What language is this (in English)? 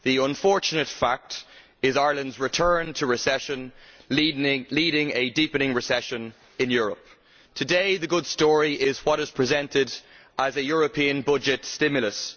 English